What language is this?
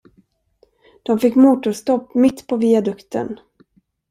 Swedish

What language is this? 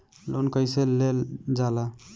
Bhojpuri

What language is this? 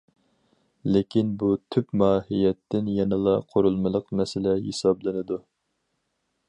Uyghur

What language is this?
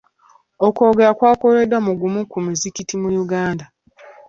Ganda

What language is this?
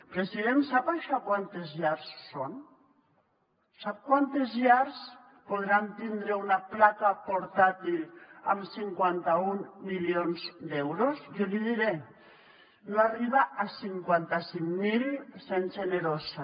Catalan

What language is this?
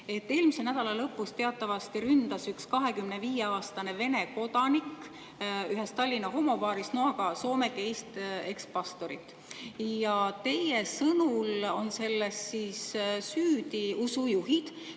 Estonian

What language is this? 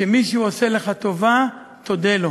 Hebrew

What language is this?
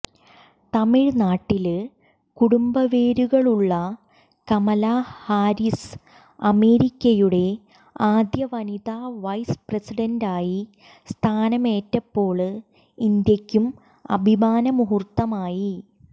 Malayalam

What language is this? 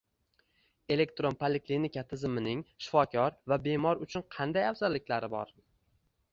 Uzbek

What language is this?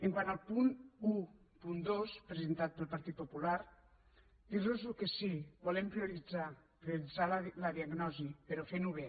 Catalan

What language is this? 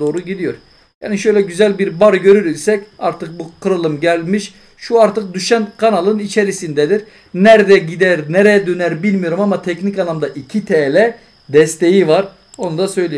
Turkish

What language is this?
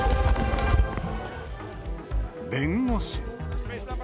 Japanese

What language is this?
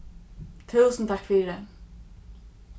Faroese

